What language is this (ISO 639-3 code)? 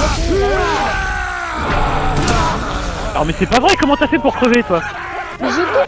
fra